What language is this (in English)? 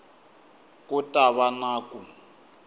Tsonga